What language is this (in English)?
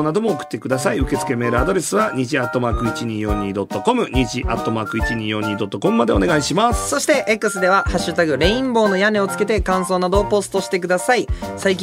Japanese